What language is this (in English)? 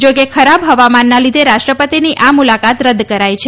Gujarati